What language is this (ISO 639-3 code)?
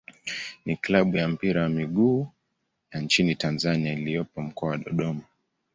swa